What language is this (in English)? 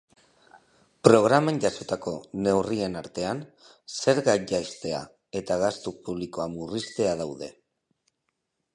Basque